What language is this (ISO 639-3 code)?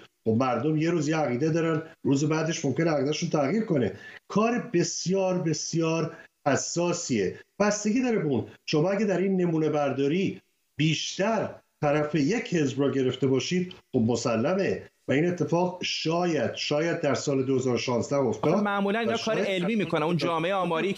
fas